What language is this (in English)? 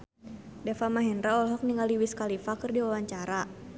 Sundanese